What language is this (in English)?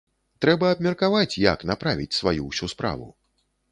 Belarusian